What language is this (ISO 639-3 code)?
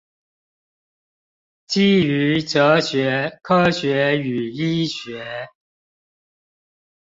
zho